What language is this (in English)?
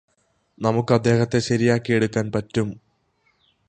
Malayalam